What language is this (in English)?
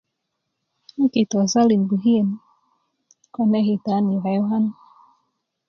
Kuku